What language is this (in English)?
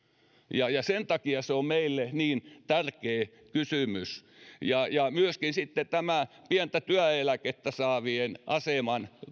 Finnish